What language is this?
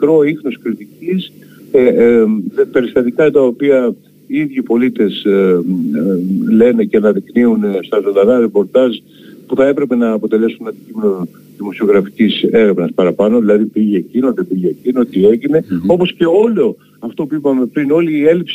Greek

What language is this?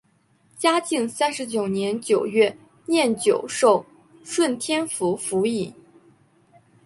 Chinese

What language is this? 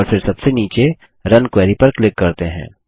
Hindi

